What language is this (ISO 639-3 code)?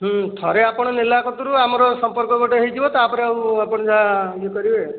ori